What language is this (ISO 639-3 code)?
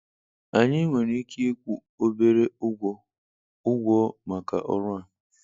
ibo